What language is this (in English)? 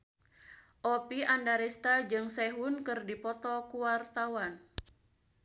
Sundanese